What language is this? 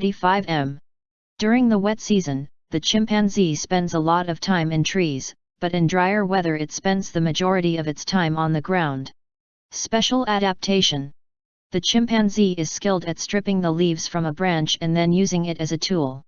English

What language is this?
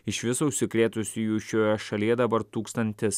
Lithuanian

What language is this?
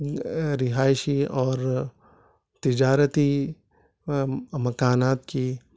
Urdu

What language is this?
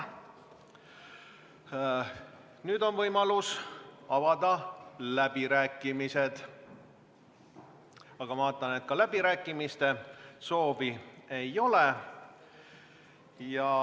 Estonian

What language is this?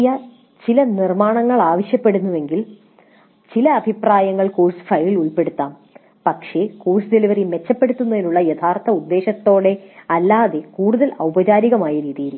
Malayalam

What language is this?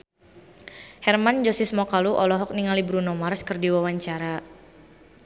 Sundanese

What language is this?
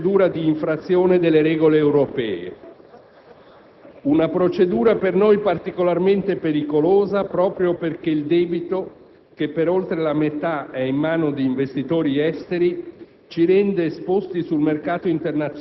Italian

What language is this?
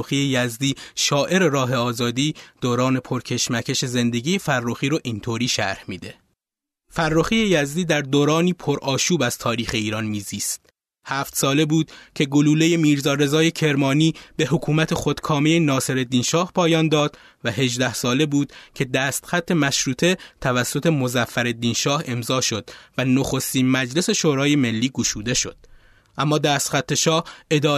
Persian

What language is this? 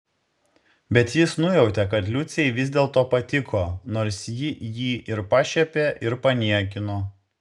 Lithuanian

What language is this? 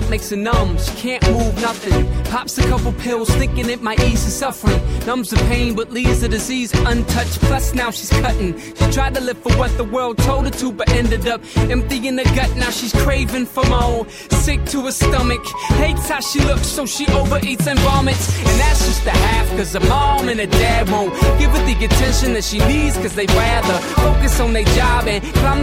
Russian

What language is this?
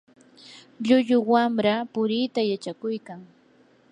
Yanahuanca Pasco Quechua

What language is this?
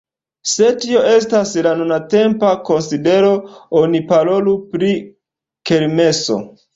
Esperanto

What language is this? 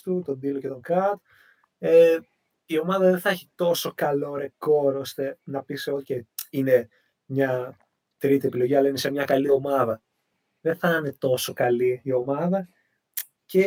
Greek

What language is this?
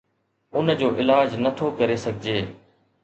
Sindhi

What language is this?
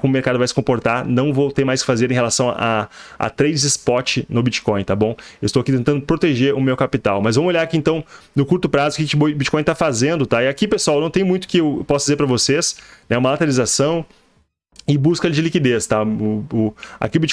Portuguese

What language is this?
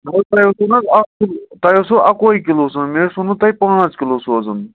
Kashmiri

